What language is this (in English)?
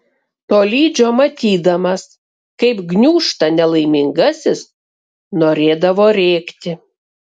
Lithuanian